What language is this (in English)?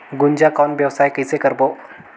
Chhattisgarhi